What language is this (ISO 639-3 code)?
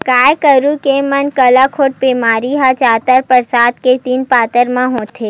hne